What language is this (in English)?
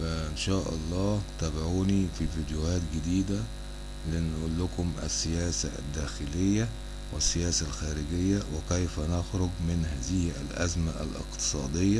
Arabic